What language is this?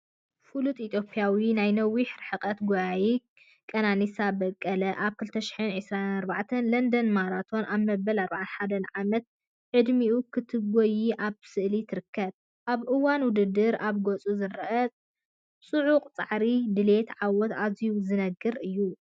Tigrinya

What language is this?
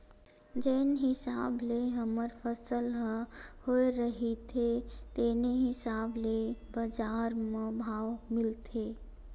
Chhattisgarhi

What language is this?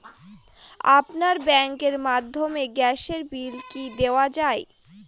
Bangla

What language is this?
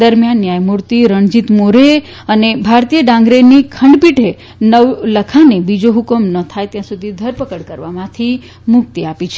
Gujarati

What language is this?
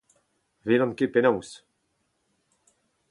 Breton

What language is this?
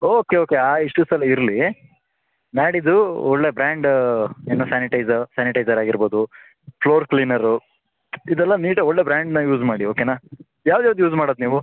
Kannada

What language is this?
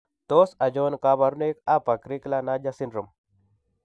Kalenjin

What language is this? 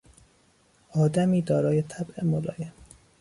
Persian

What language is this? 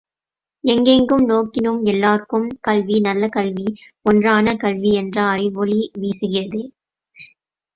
Tamil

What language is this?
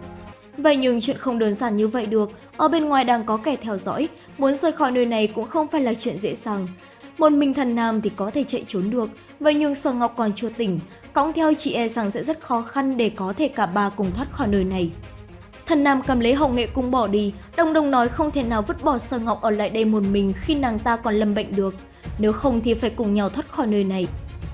Vietnamese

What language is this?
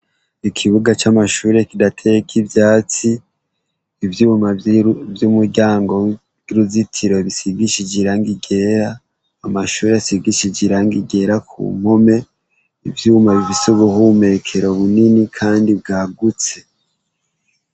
Rundi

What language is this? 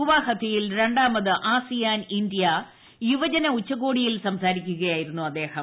Malayalam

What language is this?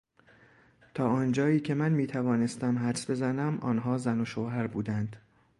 Persian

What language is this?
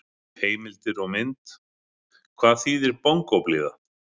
Icelandic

